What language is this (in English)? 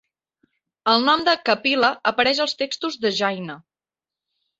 Catalan